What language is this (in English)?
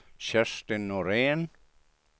Swedish